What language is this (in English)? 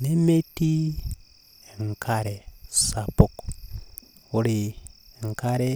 Masai